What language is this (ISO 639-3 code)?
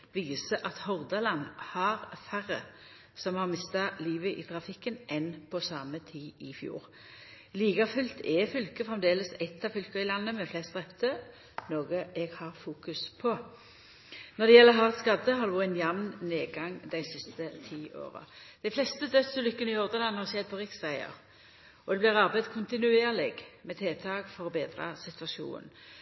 nno